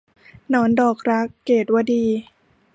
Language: Thai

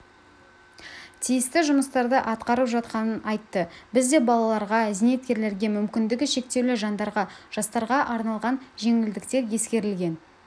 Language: Kazakh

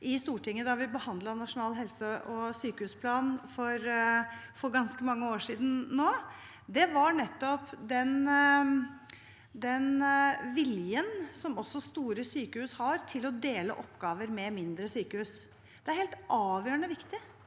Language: Norwegian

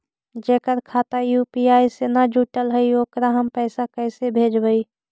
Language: Magahi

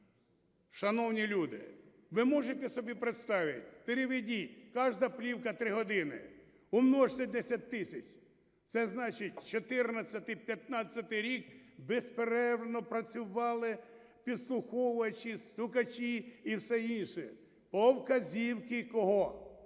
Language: Ukrainian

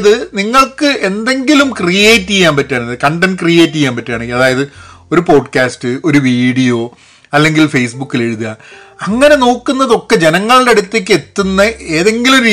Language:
Malayalam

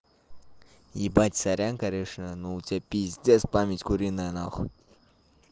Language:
Russian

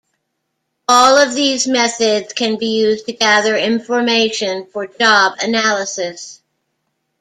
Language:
English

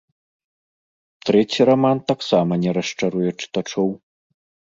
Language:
Belarusian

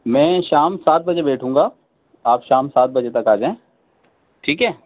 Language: Urdu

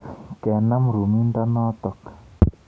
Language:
Kalenjin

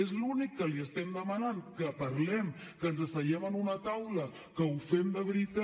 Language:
Catalan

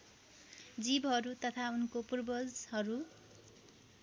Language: Nepali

